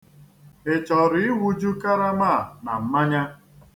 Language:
Igbo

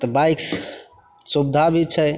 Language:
Maithili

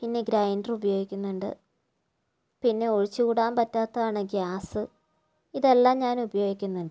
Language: Malayalam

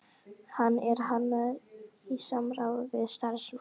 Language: Icelandic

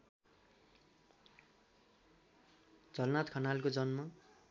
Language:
Nepali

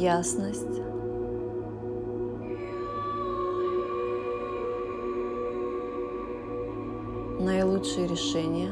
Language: Russian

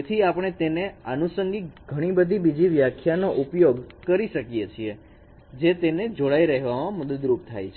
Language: Gujarati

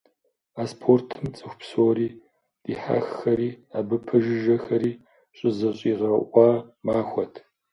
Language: Kabardian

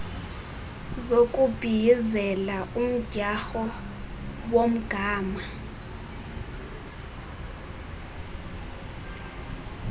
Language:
Xhosa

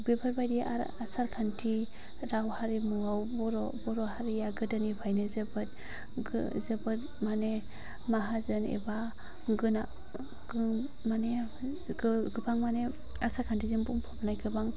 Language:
Bodo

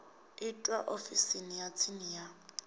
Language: Venda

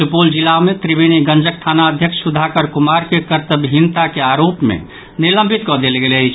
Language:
Maithili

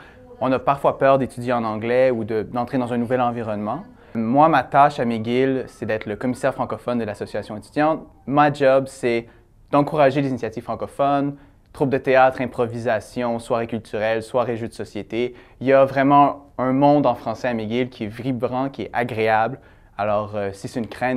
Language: French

